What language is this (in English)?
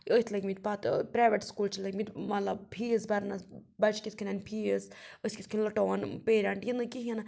Kashmiri